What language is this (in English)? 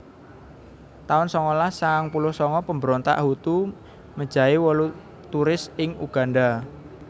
Javanese